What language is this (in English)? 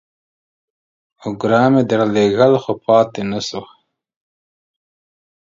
Pashto